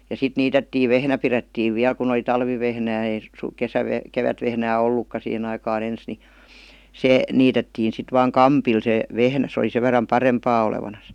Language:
Finnish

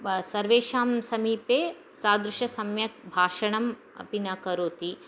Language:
Sanskrit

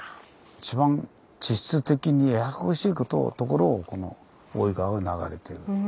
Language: Japanese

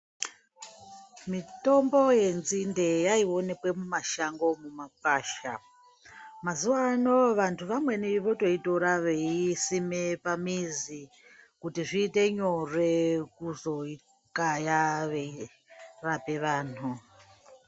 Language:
Ndau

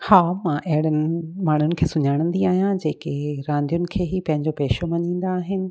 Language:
Sindhi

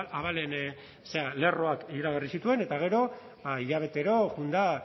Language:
Basque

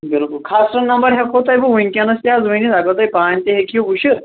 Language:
Kashmiri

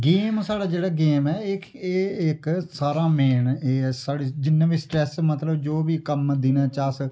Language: Dogri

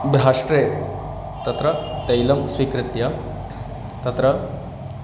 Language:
Sanskrit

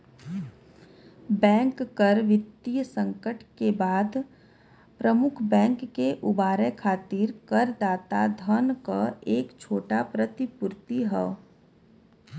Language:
Bhojpuri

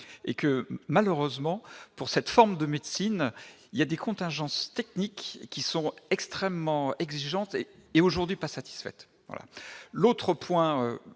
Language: French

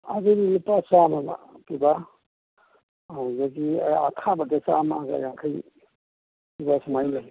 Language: Manipuri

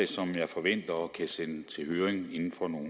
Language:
Danish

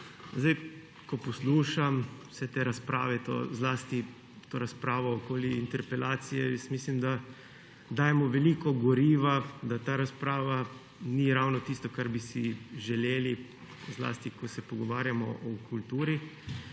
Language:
Slovenian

